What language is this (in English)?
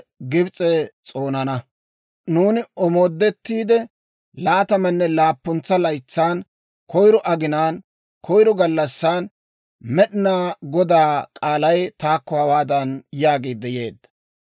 Dawro